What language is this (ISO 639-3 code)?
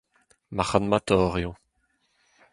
bre